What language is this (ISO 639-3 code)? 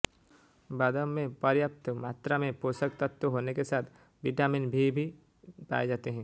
hin